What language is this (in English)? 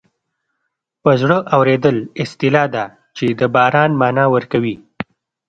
Pashto